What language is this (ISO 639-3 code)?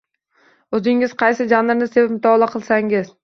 uzb